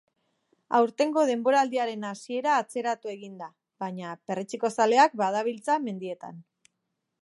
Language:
Basque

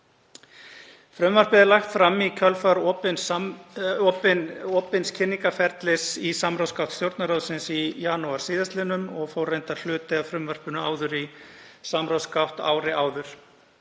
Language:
Icelandic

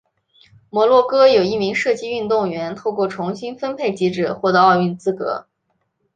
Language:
Chinese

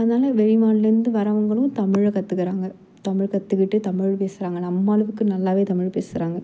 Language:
Tamil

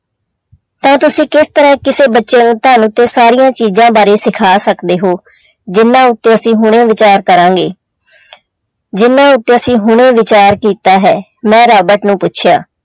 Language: Punjabi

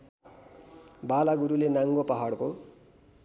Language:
Nepali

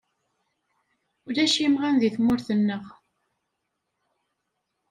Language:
Kabyle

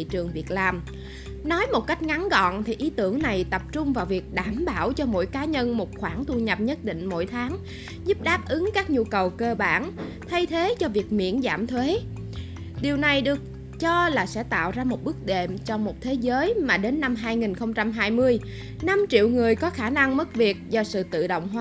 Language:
Vietnamese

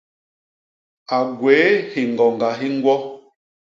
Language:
Basaa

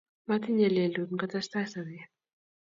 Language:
Kalenjin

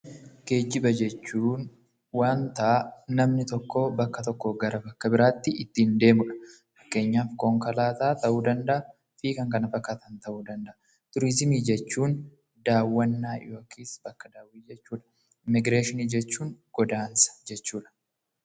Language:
Oromo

